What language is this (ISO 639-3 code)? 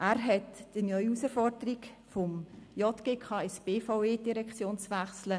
gsw